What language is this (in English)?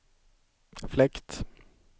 Swedish